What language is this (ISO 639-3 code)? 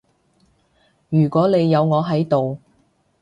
yue